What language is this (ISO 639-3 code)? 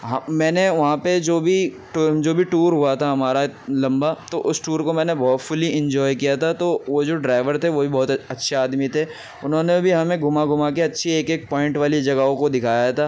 urd